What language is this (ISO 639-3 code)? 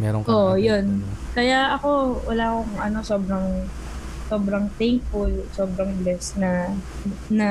fil